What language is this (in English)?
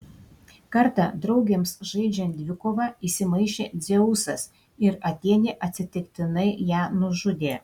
Lithuanian